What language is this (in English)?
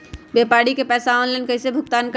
Magahi